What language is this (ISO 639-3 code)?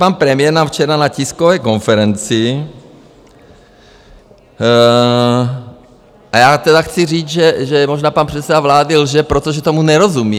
ces